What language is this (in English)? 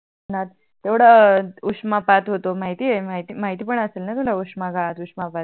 Marathi